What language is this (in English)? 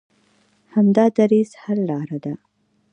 Pashto